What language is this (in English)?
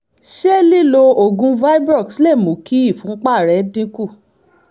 Yoruba